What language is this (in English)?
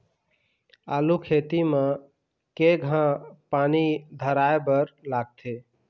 Chhattisgarhi